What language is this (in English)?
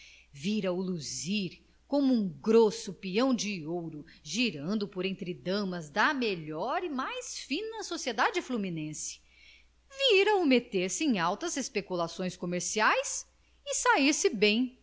Portuguese